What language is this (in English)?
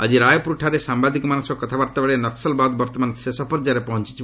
Odia